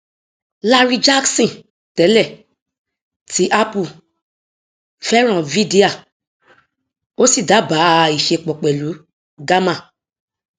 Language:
Yoruba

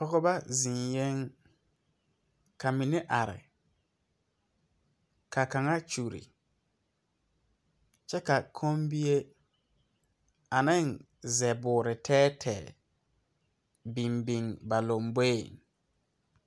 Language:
Southern Dagaare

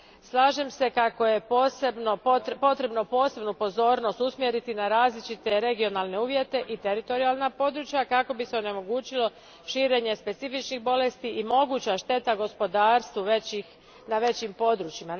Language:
Croatian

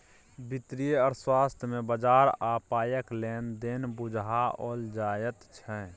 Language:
Maithili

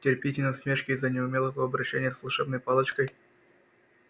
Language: Russian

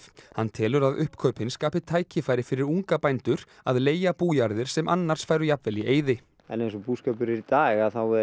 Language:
Icelandic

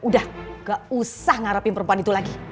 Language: Indonesian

